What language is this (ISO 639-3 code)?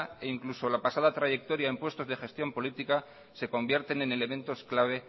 spa